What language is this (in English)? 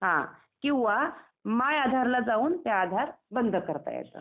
Marathi